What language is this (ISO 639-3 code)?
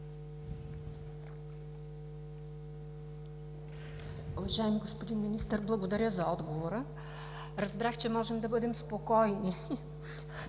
bul